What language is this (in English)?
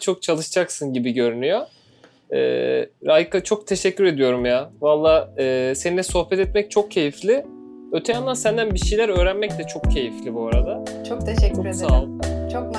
Turkish